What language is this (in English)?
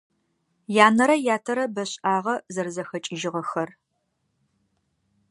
Adyghe